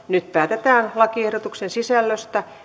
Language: Finnish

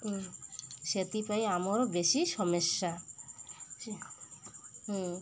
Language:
Odia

